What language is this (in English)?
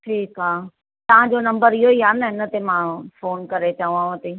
Sindhi